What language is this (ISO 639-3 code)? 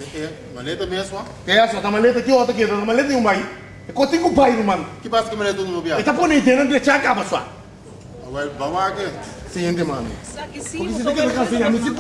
por